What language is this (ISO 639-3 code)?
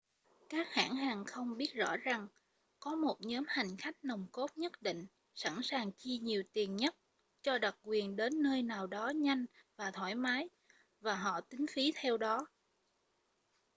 vie